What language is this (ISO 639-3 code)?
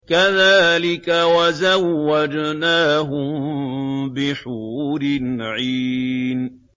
ara